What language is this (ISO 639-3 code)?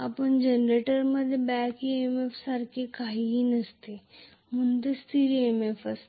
mar